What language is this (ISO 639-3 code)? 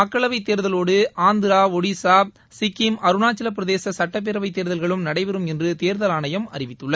tam